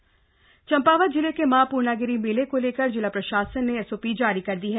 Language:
Hindi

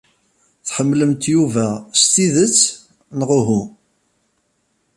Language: Kabyle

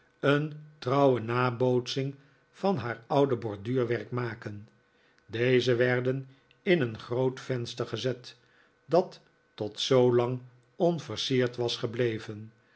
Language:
Dutch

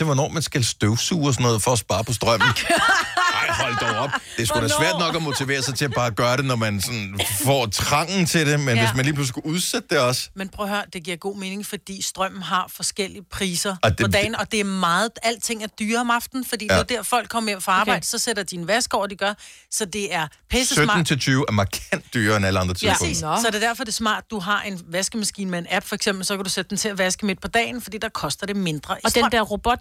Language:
Danish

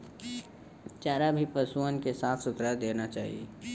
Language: Bhojpuri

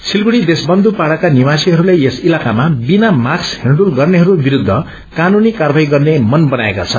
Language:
Nepali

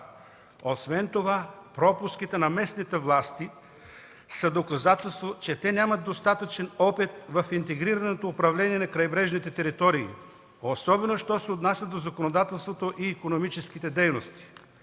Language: Bulgarian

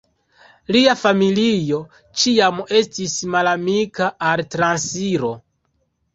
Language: Esperanto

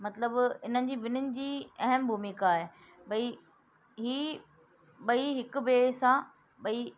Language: Sindhi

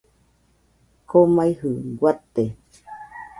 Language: Nüpode Huitoto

